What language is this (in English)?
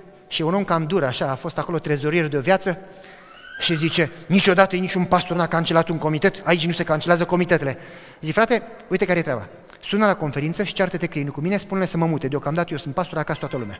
Romanian